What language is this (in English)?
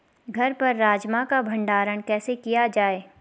Hindi